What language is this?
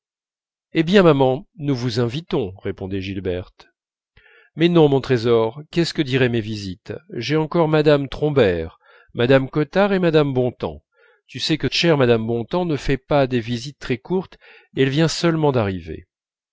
French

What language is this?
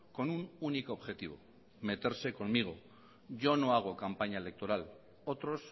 Spanish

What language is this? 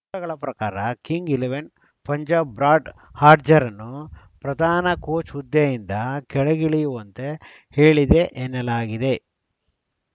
Kannada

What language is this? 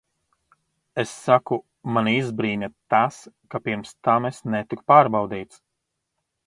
Latvian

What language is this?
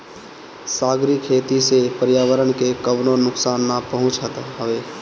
Bhojpuri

